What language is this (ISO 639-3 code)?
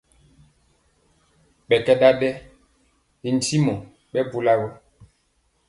mcx